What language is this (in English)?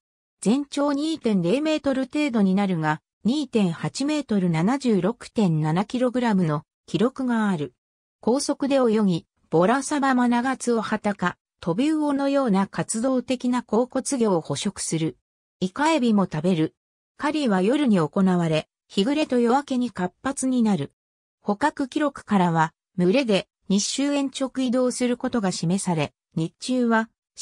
Japanese